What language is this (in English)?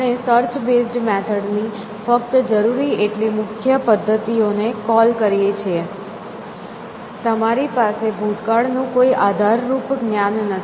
Gujarati